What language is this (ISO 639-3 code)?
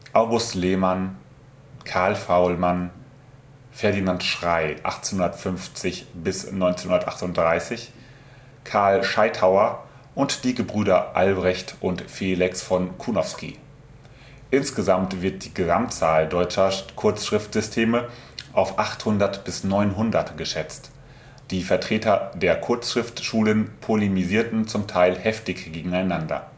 deu